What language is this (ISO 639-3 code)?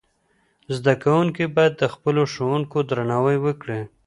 pus